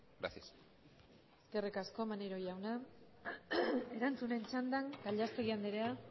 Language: Basque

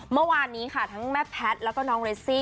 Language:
Thai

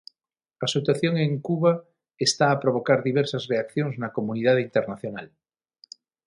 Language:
Galician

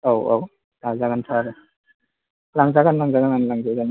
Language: Bodo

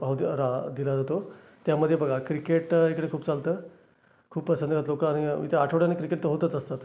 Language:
Marathi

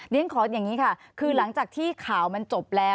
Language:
Thai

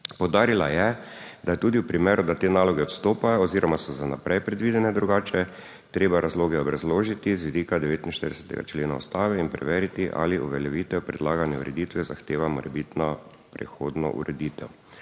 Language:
Slovenian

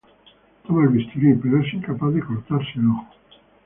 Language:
Spanish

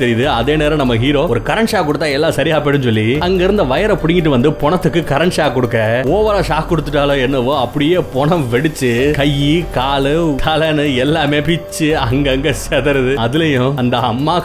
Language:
Hindi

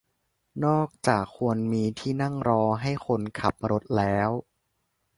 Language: Thai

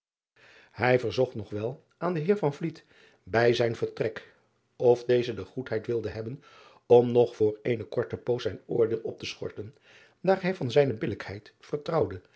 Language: Dutch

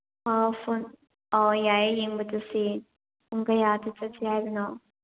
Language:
Manipuri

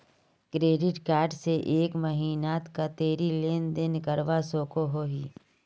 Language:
Magahi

